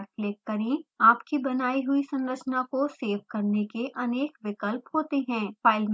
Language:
Hindi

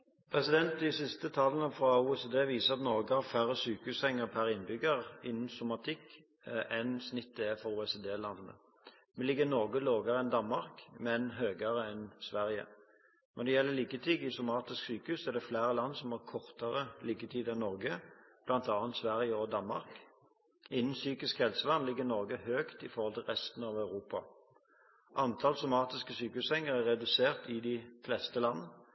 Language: Norwegian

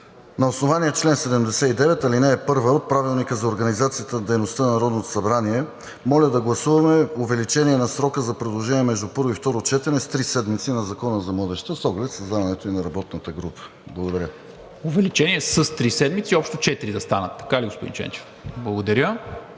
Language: Bulgarian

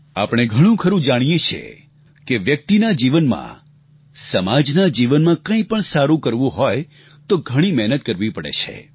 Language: Gujarati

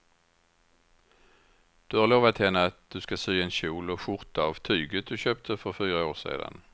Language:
Swedish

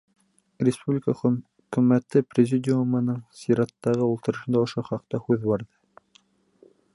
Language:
Bashkir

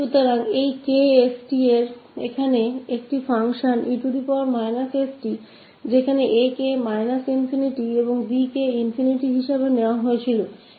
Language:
Hindi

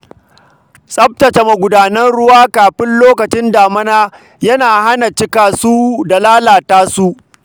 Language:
Hausa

